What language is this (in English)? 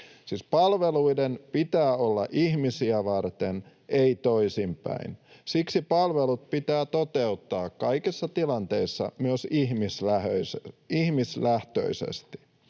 Finnish